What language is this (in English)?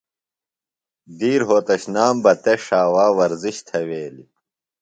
Phalura